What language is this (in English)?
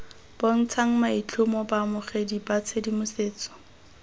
Tswana